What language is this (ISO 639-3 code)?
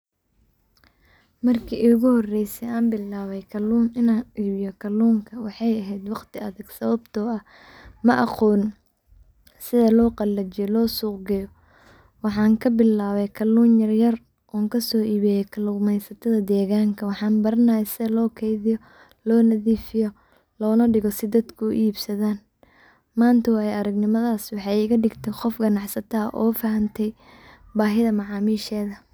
som